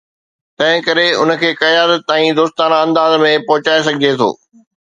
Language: Sindhi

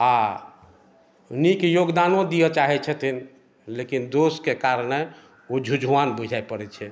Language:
Maithili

